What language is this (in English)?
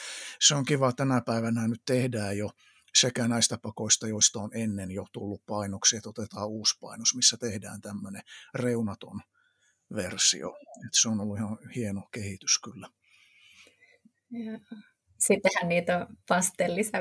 Finnish